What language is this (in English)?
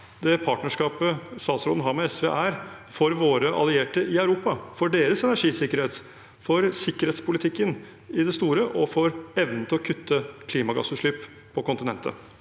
Norwegian